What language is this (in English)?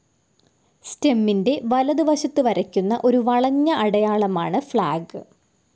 Malayalam